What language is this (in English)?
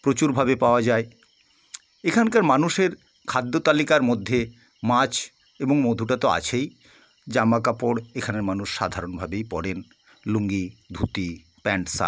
Bangla